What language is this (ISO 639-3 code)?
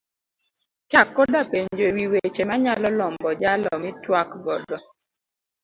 luo